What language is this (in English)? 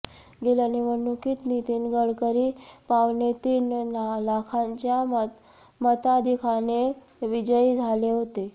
Marathi